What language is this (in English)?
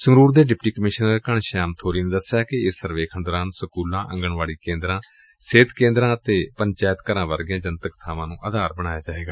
Punjabi